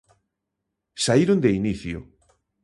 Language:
Galician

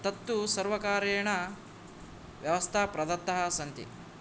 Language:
Sanskrit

